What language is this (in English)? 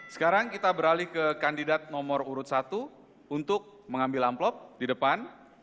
Indonesian